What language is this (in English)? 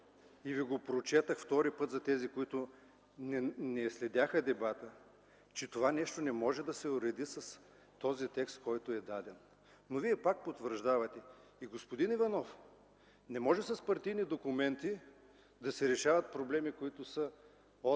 Bulgarian